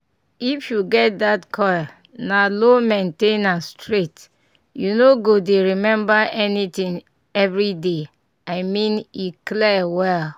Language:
Nigerian Pidgin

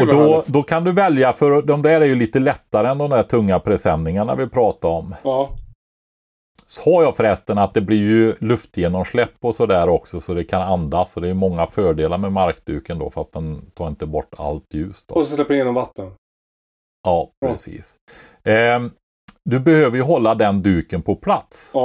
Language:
Swedish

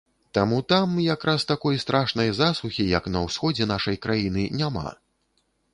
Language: Belarusian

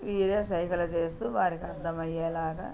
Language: Telugu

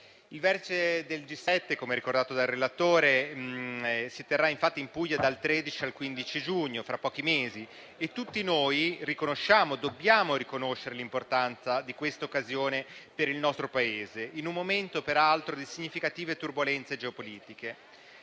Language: Italian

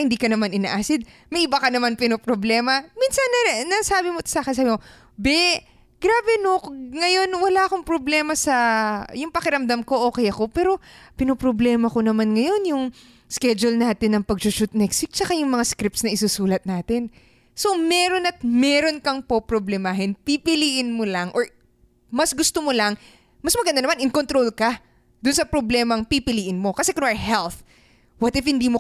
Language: Filipino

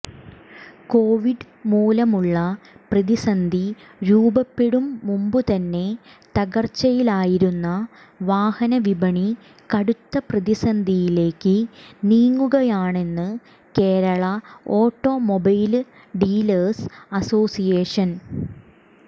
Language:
Malayalam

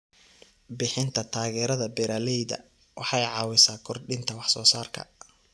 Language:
Somali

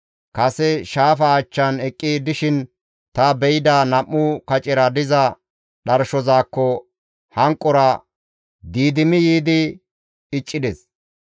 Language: Gamo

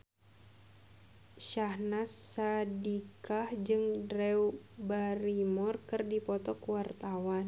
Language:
Sundanese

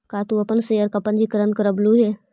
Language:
Magahi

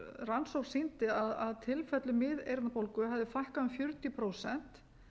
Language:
Icelandic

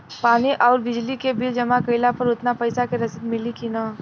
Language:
Bhojpuri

